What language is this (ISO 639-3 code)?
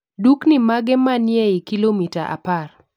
luo